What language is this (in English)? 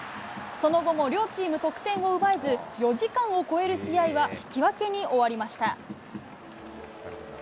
Japanese